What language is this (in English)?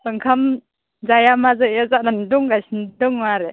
Bodo